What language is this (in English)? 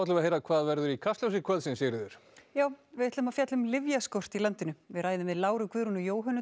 Icelandic